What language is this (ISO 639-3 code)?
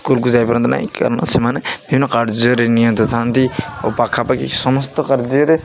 ori